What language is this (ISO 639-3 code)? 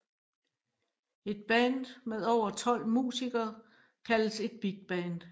dan